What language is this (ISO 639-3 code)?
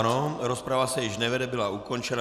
ces